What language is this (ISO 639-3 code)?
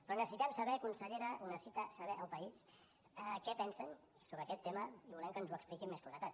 cat